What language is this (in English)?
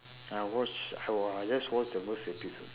English